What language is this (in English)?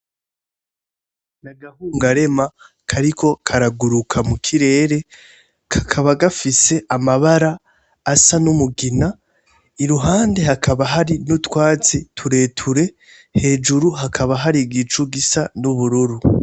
Rundi